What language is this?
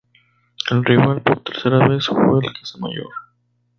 Spanish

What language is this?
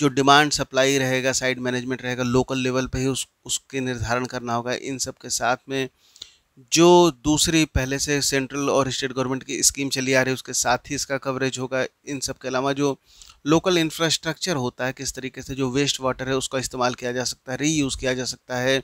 Hindi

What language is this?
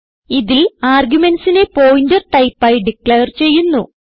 Malayalam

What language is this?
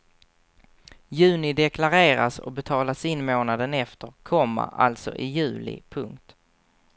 Swedish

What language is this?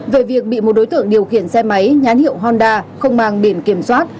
Vietnamese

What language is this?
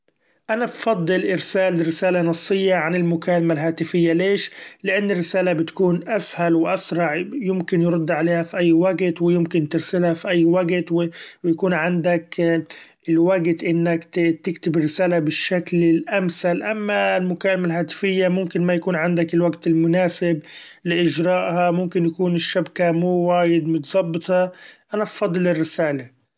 Gulf Arabic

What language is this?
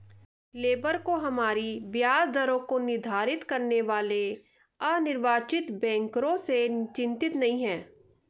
Hindi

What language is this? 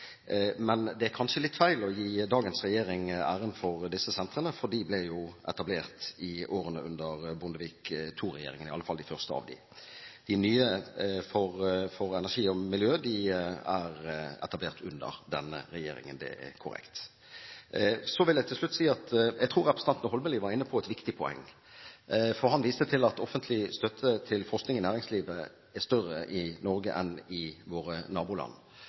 Norwegian Bokmål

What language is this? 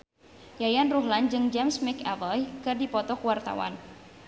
Sundanese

